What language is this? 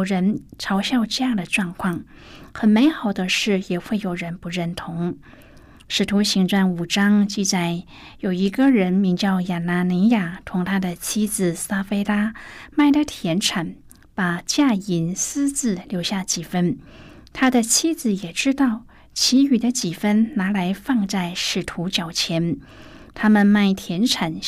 Chinese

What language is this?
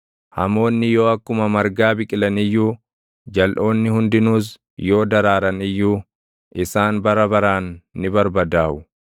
Oromo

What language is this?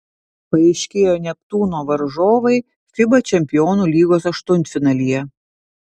Lithuanian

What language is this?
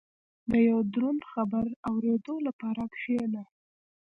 Pashto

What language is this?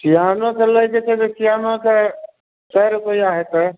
Maithili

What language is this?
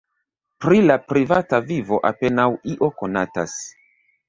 Esperanto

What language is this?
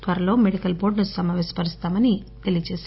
Telugu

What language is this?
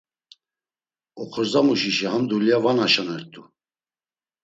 Laz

